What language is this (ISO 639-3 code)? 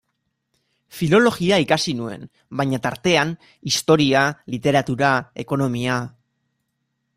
eus